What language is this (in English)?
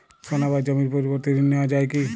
Bangla